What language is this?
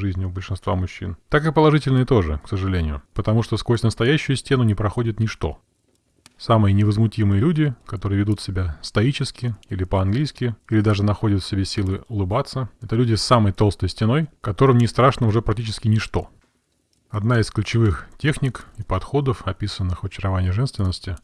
Russian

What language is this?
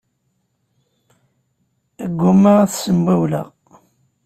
Kabyle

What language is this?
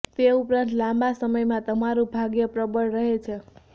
Gujarati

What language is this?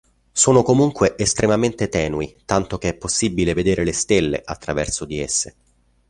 Italian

